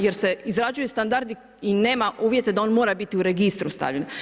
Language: Croatian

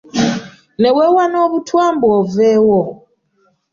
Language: Ganda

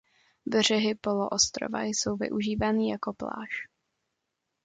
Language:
Czech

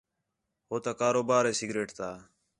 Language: Khetrani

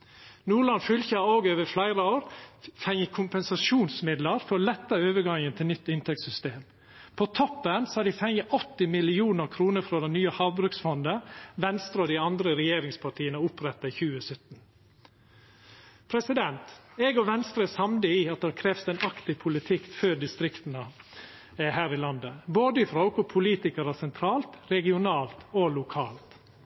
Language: Norwegian Nynorsk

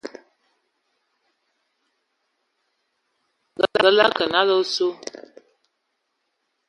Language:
Ewondo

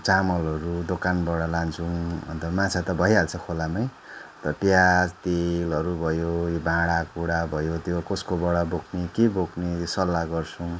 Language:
Nepali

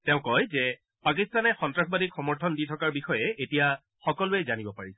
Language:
Assamese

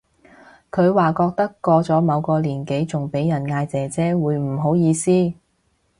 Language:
Cantonese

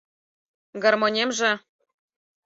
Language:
Mari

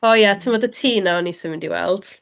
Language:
Welsh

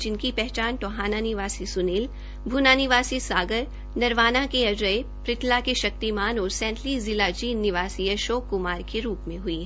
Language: Hindi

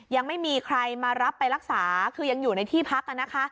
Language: Thai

